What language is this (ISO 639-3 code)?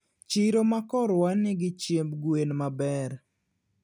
luo